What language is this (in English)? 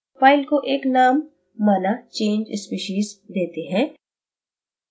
Hindi